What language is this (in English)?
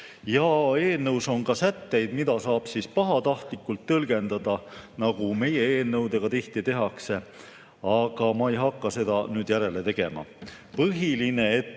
Estonian